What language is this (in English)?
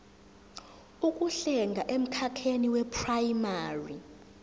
Zulu